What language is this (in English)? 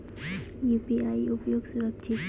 Maithili